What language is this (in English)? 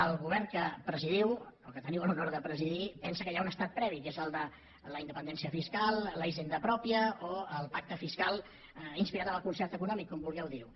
Catalan